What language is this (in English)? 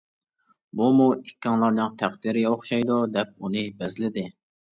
Uyghur